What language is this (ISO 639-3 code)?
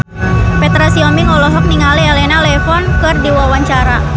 sun